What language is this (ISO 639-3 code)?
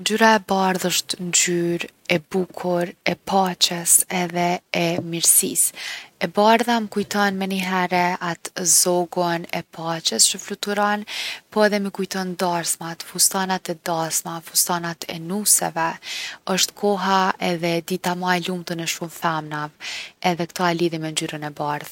aln